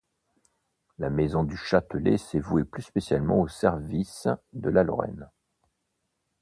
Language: French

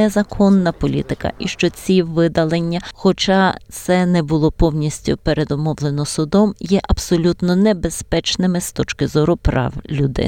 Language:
Ukrainian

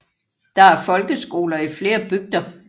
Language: Danish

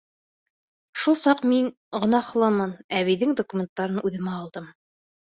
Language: Bashkir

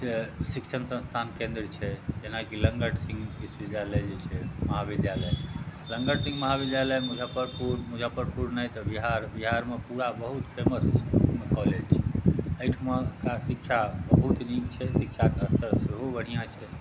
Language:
Maithili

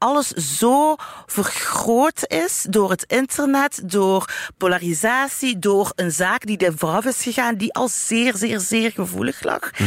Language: Dutch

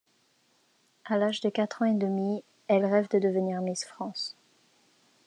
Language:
French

